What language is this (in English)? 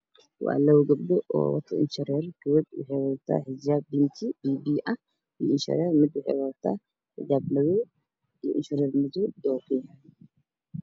Somali